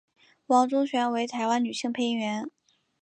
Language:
Chinese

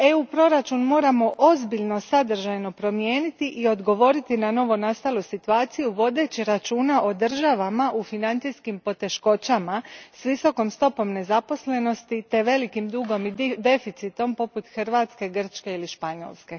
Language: Croatian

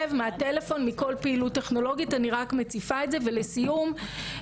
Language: Hebrew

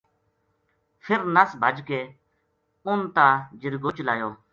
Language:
Gujari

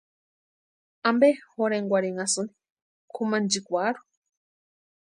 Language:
Western Highland Purepecha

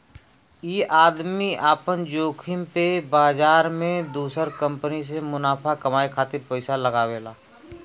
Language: Bhojpuri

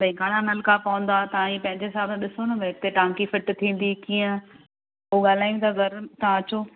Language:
Sindhi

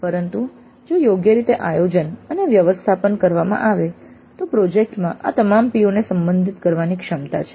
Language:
Gujarati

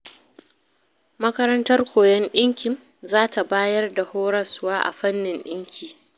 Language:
Hausa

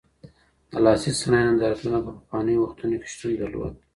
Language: Pashto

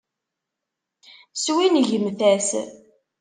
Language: Kabyle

